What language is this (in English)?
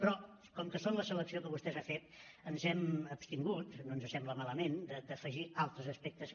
Catalan